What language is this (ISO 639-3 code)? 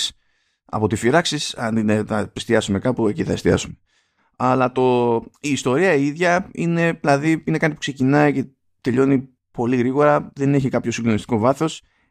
ell